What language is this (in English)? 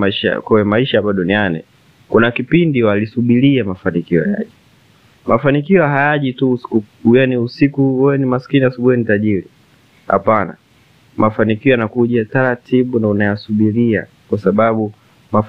Swahili